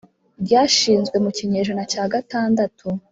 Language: Kinyarwanda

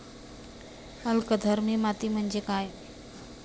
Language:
Marathi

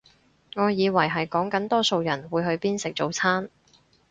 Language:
Cantonese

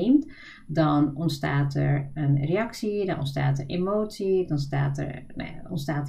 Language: Dutch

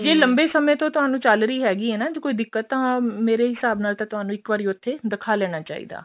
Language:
Punjabi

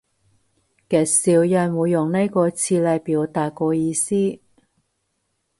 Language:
Cantonese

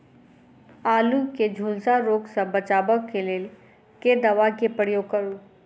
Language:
Maithili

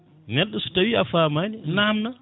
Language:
Fula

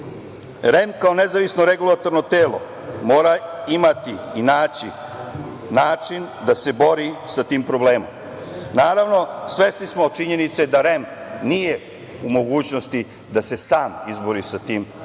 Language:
Serbian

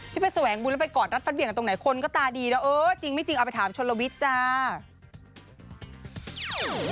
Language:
Thai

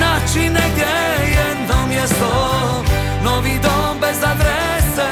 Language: Croatian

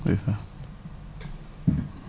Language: Wolof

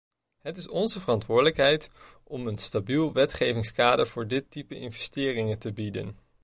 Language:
Dutch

